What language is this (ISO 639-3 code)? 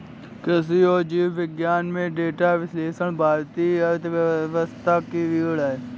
hin